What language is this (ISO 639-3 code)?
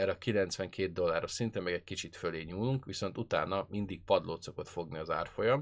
hun